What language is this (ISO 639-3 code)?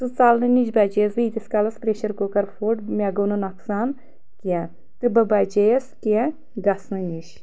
kas